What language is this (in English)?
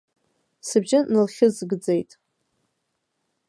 Abkhazian